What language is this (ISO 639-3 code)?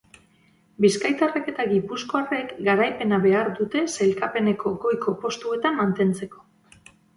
eus